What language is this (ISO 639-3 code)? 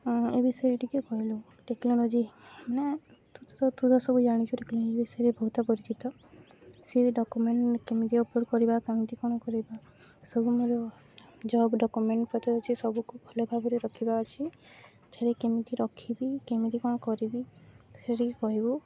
ori